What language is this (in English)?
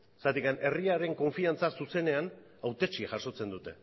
Basque